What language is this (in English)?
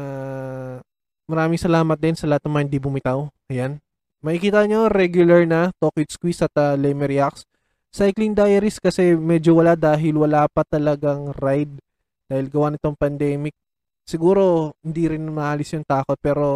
Filipino